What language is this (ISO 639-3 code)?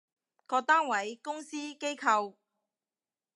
yue